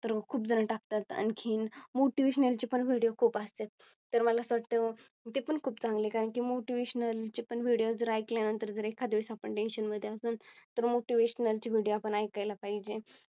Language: Marathi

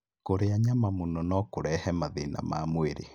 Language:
Kikuyu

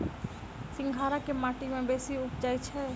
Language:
Maithili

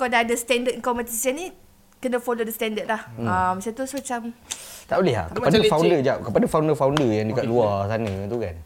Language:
Malay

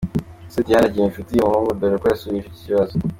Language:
Kinyarwanda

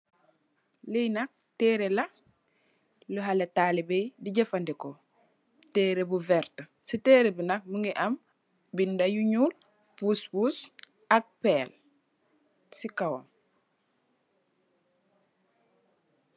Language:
Wolof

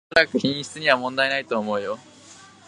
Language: Japanese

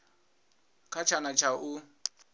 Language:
Venda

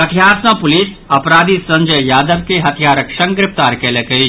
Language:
Maithili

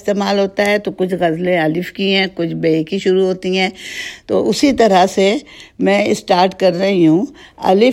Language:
Urdu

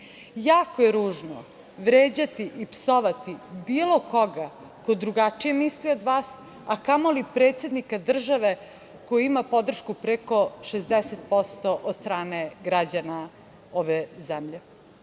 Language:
Serbian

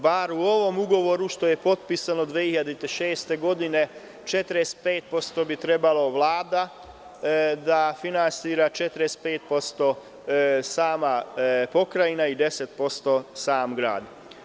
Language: Serbian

